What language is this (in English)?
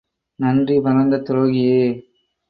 Tamil